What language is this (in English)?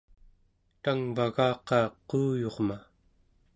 Central Yupik